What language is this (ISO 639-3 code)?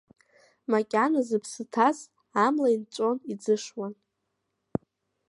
abk